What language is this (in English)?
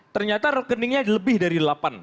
Indonesian